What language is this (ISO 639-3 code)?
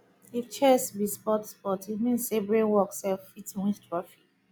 pcm